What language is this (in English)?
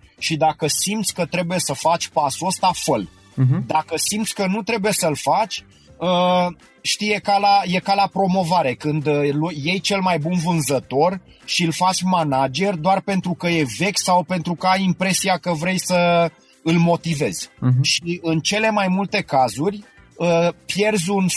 Romanian